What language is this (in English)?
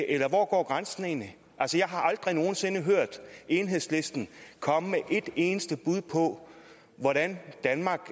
Danish